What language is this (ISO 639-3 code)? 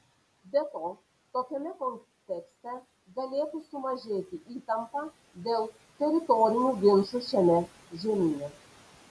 lit